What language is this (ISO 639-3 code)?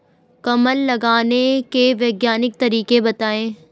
hin